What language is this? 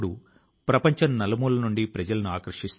Telugu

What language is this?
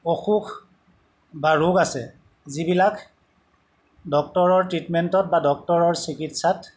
Assamese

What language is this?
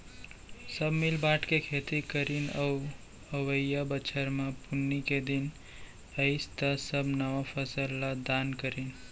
Chhattisgarhi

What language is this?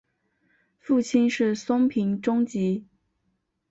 Chinese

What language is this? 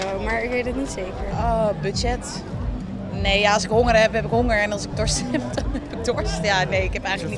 Dutch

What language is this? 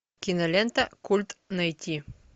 Russian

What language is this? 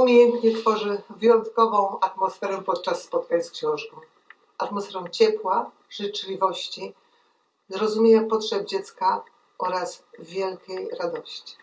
Polish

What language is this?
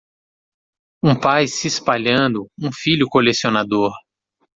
Portuguese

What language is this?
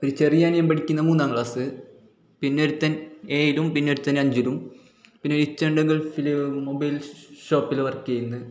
Malayalam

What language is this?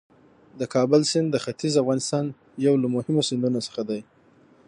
Pashto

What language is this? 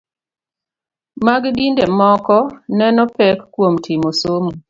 Luo (Kenya and Tanzania)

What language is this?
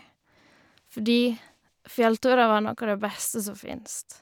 Norwegian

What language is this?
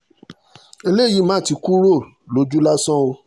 Yoruba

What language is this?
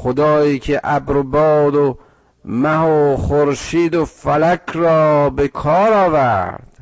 Persian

